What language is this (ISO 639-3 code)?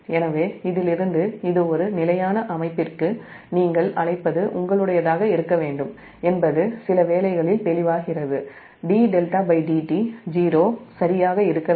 tam